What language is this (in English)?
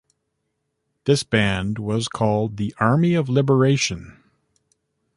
English